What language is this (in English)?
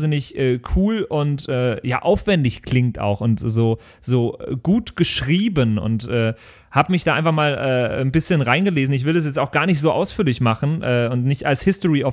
German